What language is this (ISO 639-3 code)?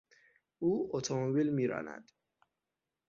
fas